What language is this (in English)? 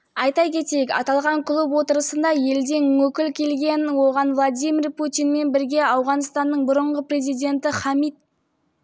Kazakh